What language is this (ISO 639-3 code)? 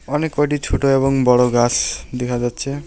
ben